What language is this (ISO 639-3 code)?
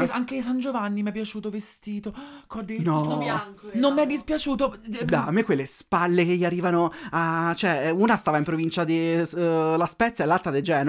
ita